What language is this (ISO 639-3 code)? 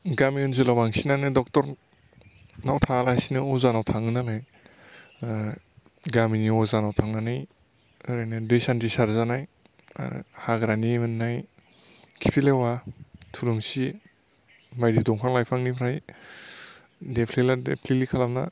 brx